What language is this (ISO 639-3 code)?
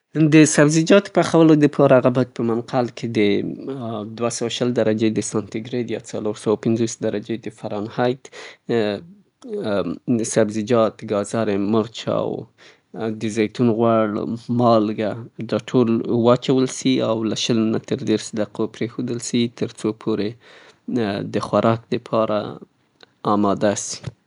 pbt